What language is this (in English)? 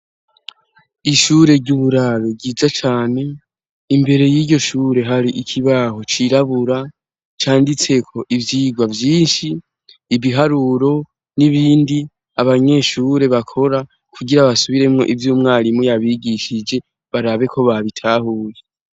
Rundi